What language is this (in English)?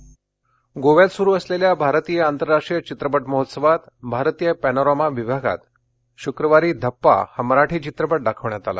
Marathi